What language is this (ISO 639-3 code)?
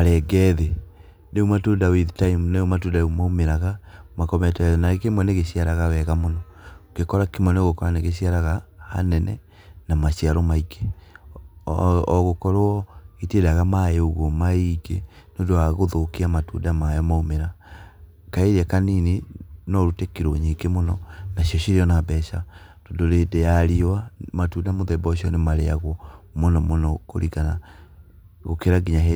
kik